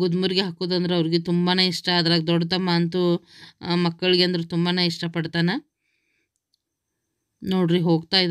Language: Indonesian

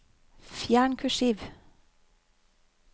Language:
Norwegian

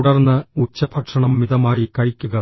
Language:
Malayalam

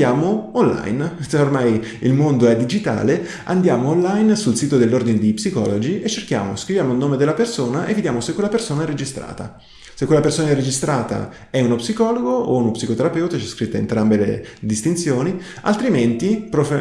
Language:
Italian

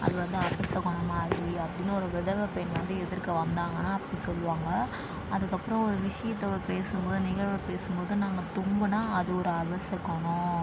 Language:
Tamil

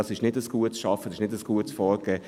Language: Swiss German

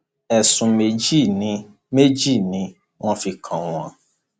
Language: Yoruba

